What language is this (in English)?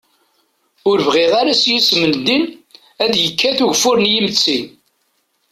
Kabyle